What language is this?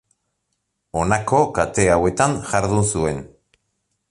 Basque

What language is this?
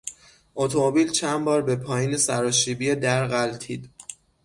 Persian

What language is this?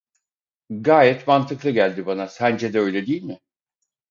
Turkish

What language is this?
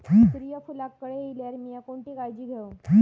Marathi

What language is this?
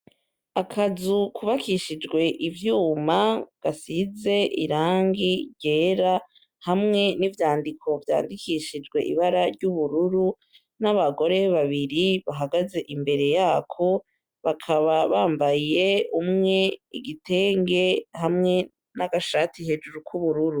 Rundi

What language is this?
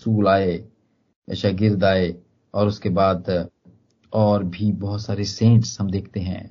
Hindi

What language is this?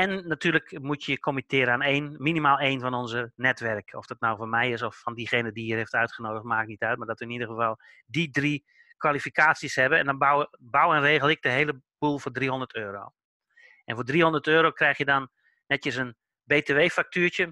Dutch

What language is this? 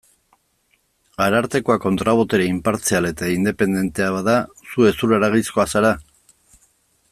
Basque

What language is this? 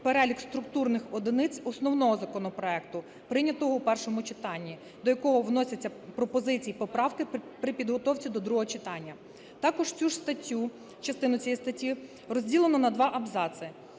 Ukrainian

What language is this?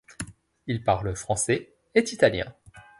French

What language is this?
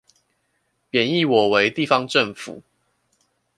Chinese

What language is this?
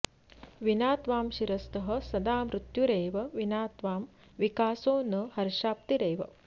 Sanskrit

